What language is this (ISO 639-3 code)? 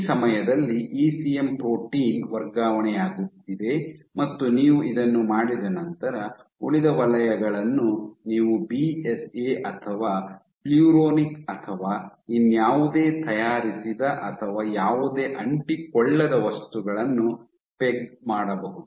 kan